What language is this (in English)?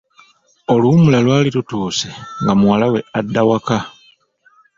Ganda